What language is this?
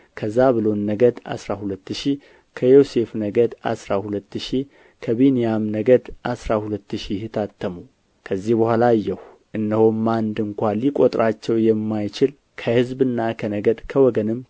Amharic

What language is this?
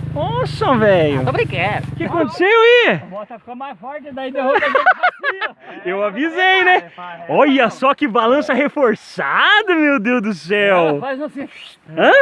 Portuguese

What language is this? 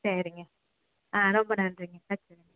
Tamil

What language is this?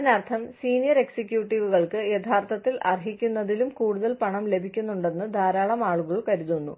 Malayalam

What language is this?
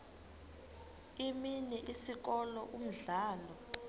Xhosa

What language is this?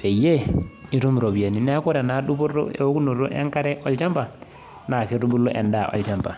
Masai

